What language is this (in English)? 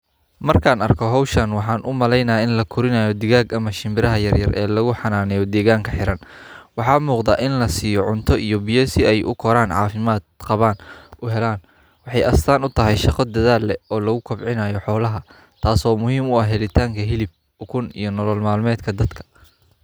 Somali